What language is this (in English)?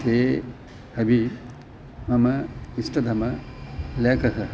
Sanskrit